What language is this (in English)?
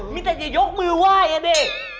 Thai